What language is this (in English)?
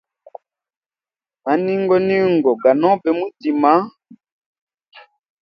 Hemba